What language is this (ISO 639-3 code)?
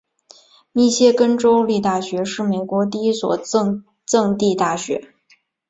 zho